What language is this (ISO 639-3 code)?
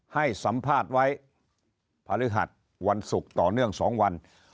tha